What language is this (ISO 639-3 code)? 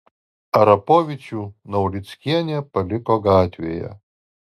lit